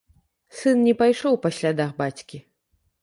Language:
Belarusian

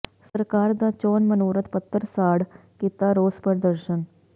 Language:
Punjabi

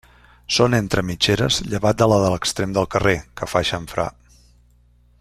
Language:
Catalan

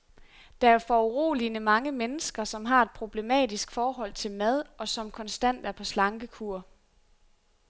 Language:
Danish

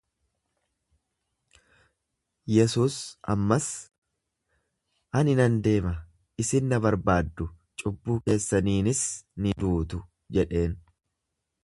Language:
Oromo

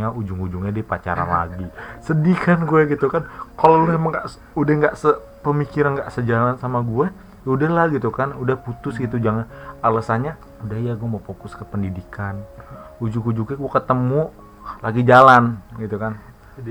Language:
Indonesian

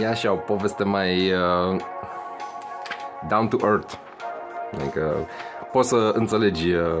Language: Romanian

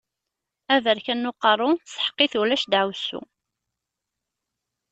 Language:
Kabyle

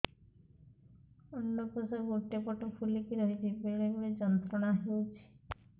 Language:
Odia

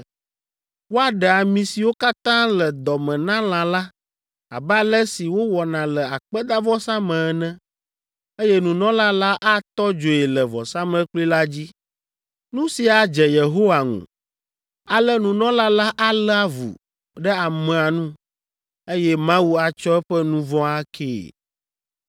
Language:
Ewe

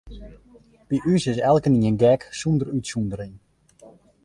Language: Western Frisian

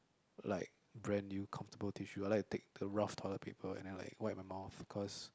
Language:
English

